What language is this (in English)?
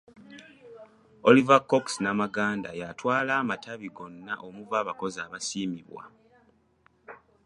Ganda